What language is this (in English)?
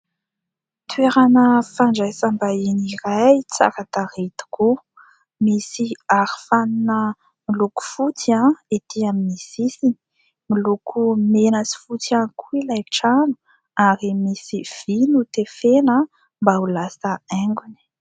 Malagasy